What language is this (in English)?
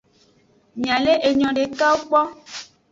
Aja (Benin)